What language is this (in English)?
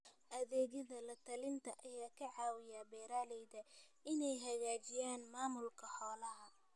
Somali